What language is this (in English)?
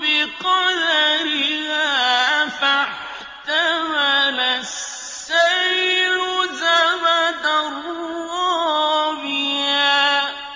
Arabic